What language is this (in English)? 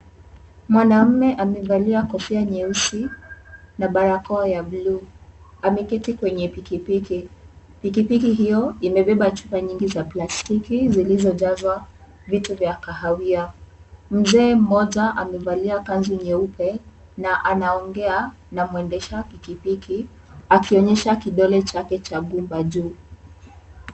Swahili